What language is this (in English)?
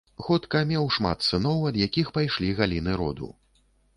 Belarusian